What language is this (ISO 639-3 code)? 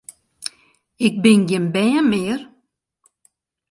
fry